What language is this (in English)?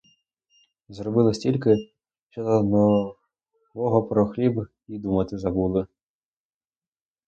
Ukrainian